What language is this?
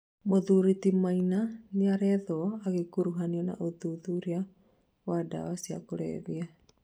Kikuyu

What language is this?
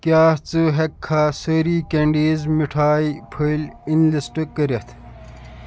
Kashmiri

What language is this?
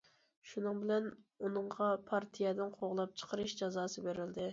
Uyghur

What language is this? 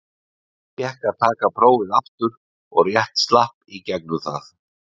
Icelandic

